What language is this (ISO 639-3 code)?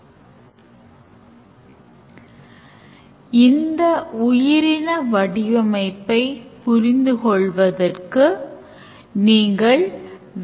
tam